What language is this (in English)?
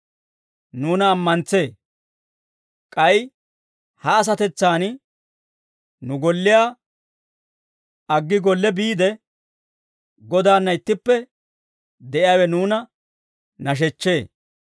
Dawro